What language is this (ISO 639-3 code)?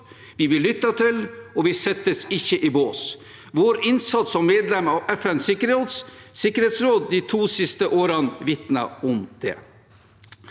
nor